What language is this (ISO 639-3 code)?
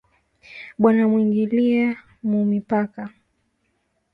swa